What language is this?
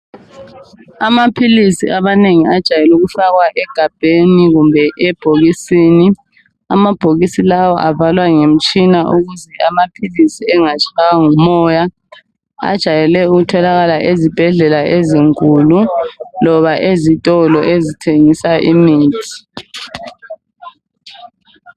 North Ndebele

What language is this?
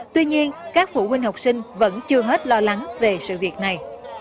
Vietnamese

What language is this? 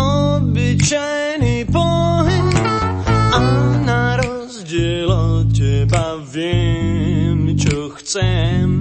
Slovak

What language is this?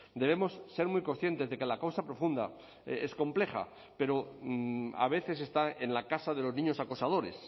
Spanish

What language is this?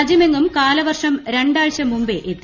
Malayalam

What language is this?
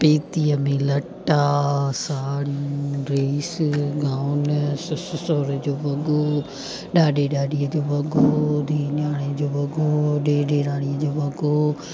Sindhi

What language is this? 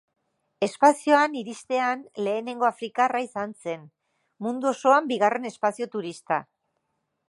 Basque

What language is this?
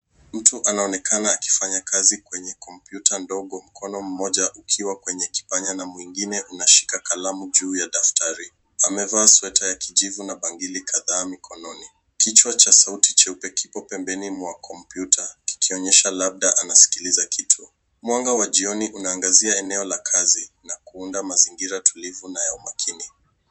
Swahili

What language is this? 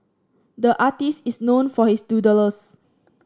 English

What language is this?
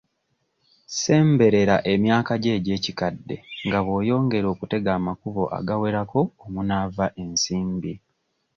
Ganda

